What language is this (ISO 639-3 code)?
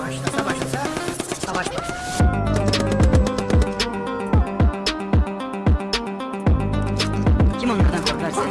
tur